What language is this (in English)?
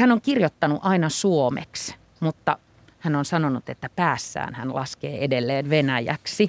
Finnish